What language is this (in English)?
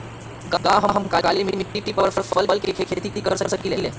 Magahi